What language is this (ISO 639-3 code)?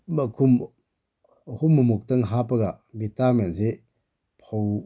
mni